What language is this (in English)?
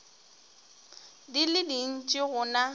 Northern Sotho